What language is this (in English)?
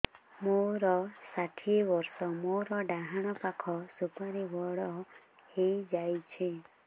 Odia